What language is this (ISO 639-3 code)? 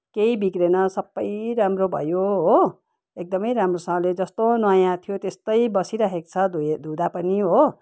nep